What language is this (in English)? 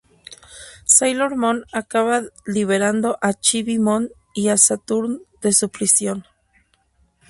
Spanish